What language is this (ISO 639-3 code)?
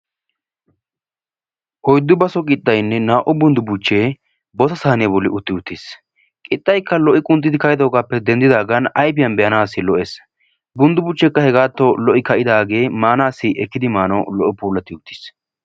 wal